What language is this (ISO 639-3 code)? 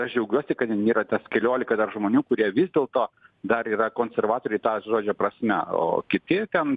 lit